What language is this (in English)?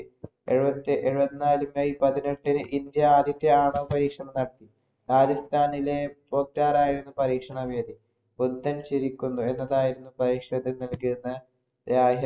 Malayalam